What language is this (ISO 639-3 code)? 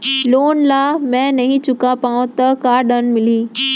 hne